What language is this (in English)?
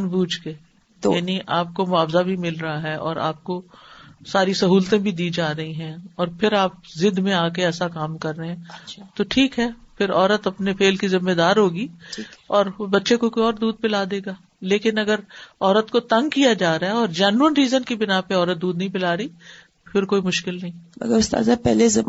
Urdu